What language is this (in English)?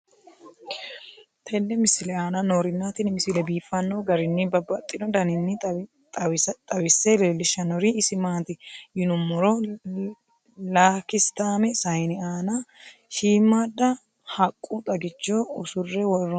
Sidamo